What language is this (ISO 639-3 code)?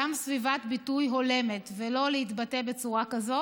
heb